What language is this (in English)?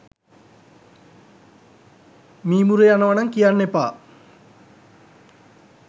Sinhala